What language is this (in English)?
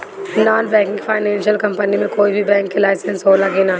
Bhojpuri